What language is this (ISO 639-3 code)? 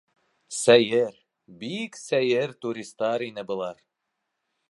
bak